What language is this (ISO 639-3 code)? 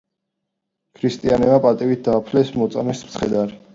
kat